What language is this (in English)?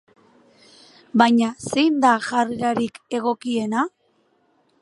Basque